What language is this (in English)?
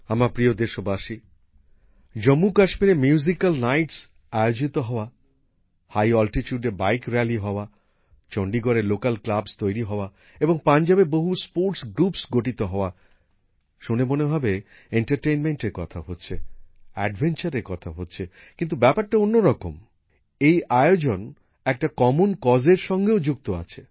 Bangla